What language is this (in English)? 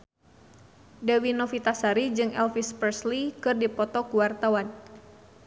Sundanese